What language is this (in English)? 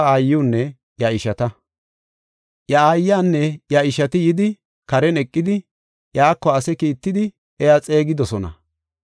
Gofa